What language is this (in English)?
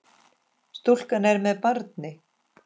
Icelandic